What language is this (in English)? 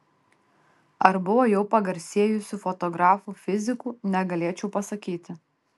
Lithuanian